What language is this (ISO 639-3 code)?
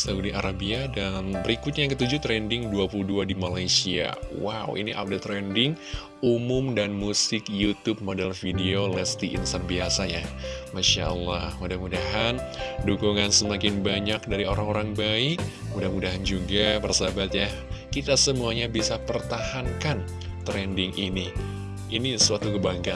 ind